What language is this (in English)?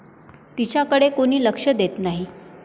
Marathi